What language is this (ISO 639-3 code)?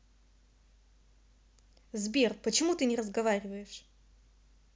rus